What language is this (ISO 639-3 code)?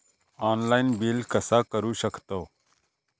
mar